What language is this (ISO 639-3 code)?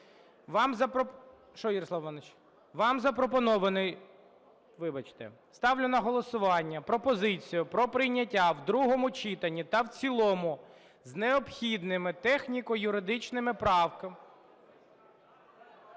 ukr